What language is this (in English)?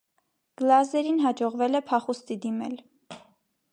Armenian